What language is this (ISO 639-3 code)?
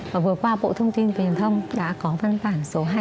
vie